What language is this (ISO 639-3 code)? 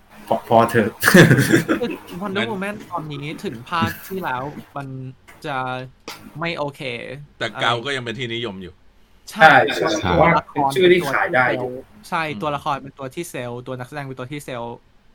tha